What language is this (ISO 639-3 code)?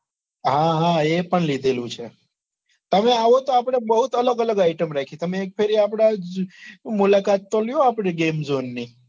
guj